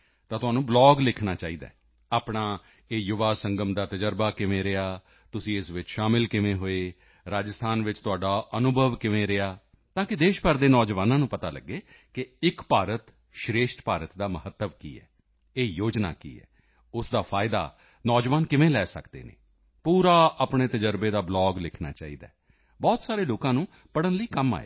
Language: Punjabi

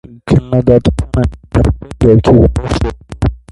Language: Armenian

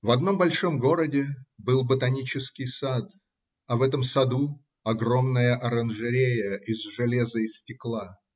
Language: Russian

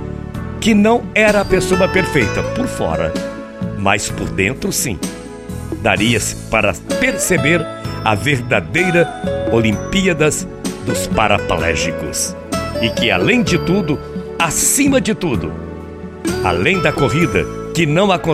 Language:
Portuguese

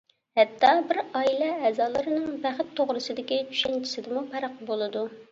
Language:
Uyghur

